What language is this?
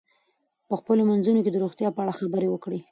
Pashto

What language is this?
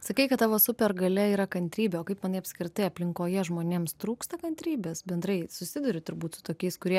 Lithuanian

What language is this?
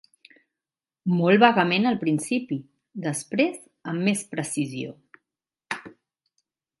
Catalan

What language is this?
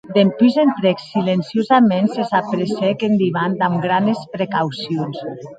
Occitan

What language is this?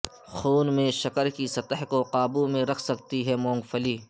Urdu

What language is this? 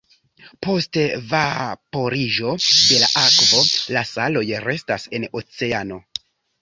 Esperanto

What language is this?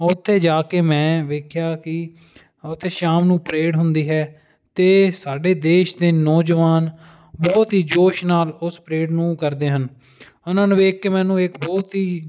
Punjabi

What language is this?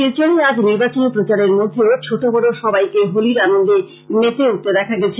Bangla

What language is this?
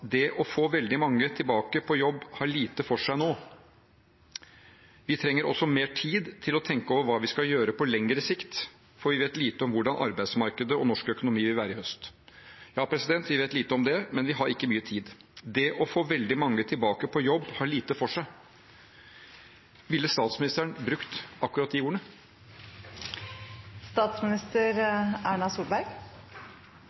Norwegian Bokmål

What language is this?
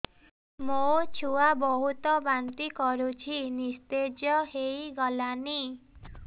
Odia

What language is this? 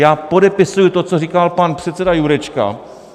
Czech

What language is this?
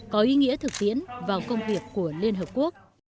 Vietnamese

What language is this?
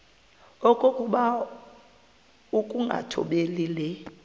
Xhosa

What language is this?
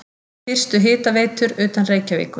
Icelandic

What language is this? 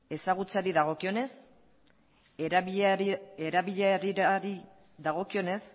Basque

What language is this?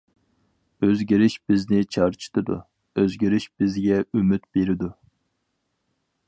Uyghur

